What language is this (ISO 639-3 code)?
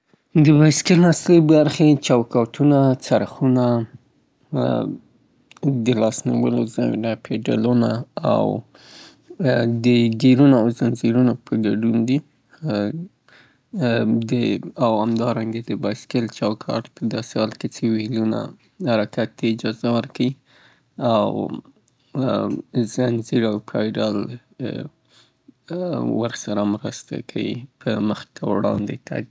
pbt